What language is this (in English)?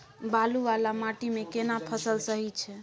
Maithili